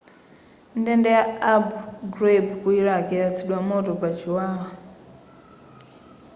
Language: Nyanja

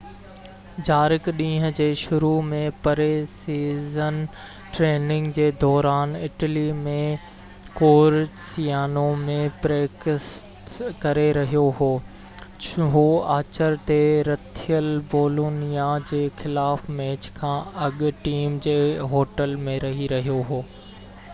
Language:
Sindhi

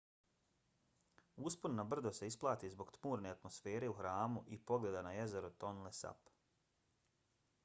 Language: Bosnian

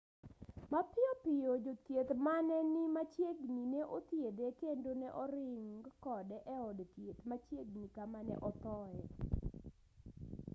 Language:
Luo (Kenya and Tanzania)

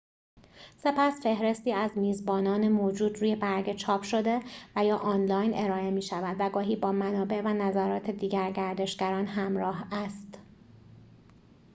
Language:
Persian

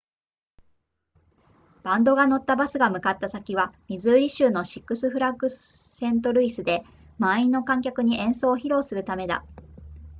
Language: Japanese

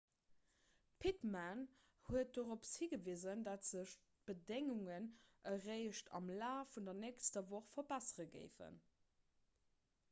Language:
Luxembourgish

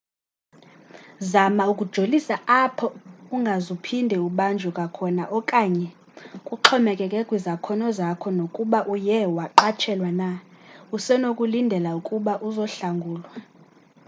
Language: Xhosa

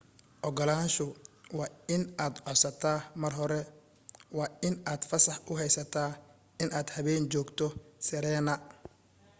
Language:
Somali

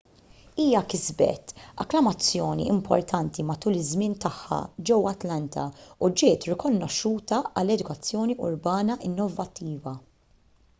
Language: Maltese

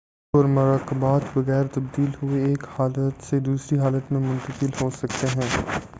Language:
Urdu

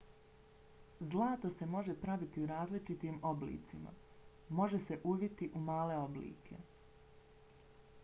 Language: Bosnian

